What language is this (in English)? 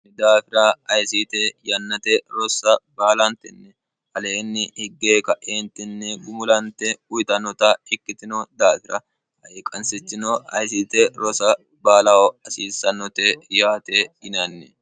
Sidamo